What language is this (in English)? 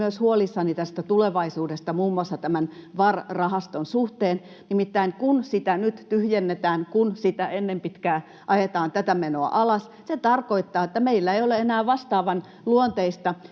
Finnish